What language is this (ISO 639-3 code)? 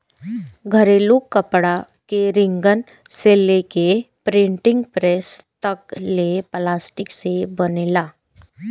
bho